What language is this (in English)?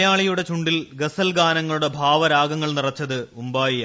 Malayalam